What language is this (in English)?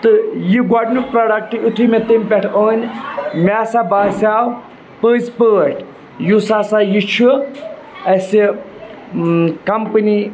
Kashmiri